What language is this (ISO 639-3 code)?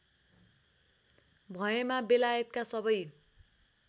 nep